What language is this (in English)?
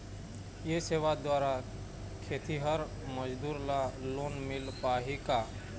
Chhattisgarhi